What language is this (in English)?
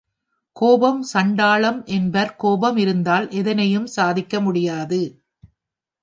Tamil